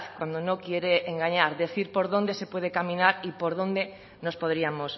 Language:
Spanish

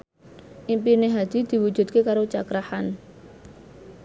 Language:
Javanese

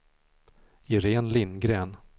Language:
Swedish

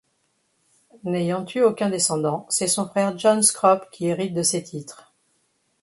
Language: French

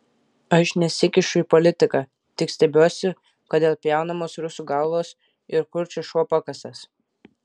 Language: Lithuanian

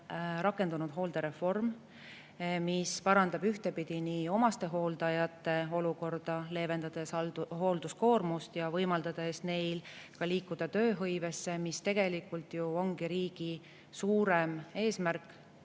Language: Estonian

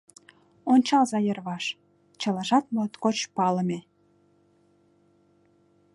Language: Mari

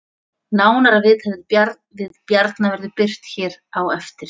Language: Icelandic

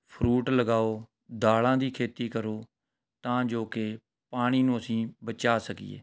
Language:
Punjabi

